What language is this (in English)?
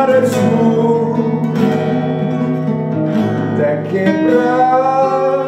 Portuguese